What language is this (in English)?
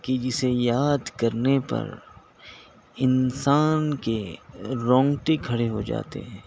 Urdu